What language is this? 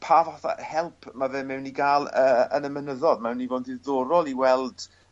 Welsh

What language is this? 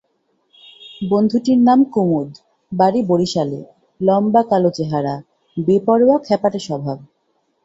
Bangla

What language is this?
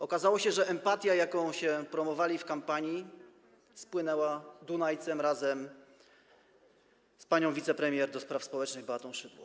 Polish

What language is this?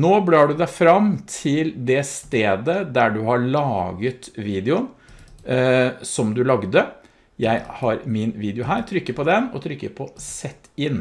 Norwegian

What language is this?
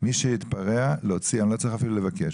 Hebrew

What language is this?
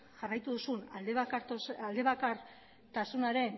Basque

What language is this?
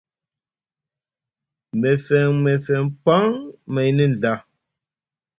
Musgu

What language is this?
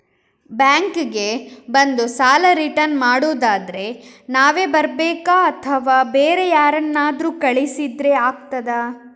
Kannada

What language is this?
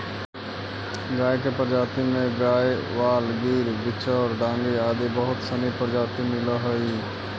Magahi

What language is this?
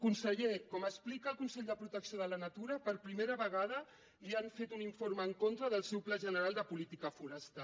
Catalan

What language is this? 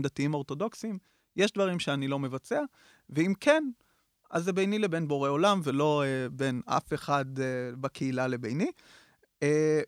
Hebrew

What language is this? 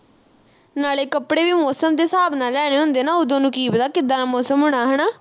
Punjabi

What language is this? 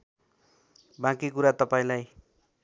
Nepali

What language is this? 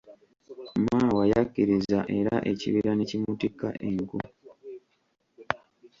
Ganda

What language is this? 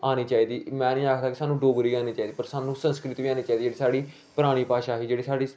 Dogri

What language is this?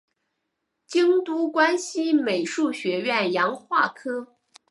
Chinese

